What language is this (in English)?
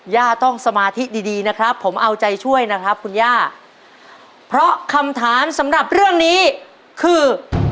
Thai